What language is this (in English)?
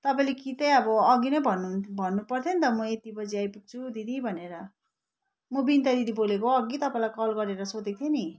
Nepali